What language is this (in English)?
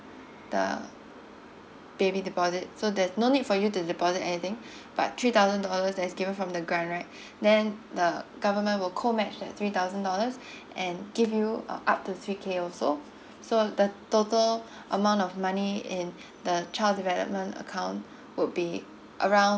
English